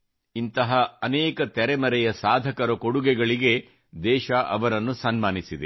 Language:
Kannada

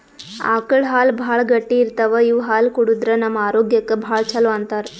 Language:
Kannada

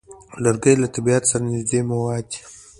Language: Pashto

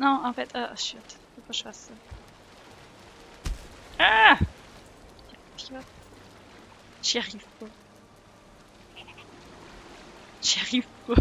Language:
French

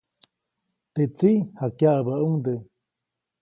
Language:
Copainalá Zoque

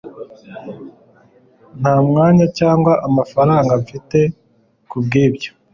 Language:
Kinyarwanda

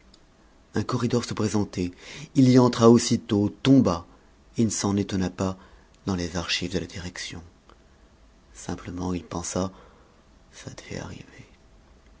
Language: French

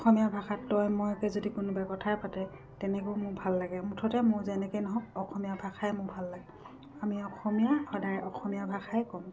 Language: Assamese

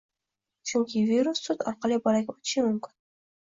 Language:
Uzbek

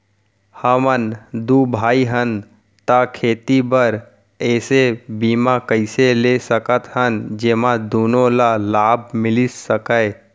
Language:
Chhattisgarhi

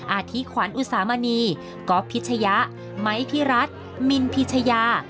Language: Thai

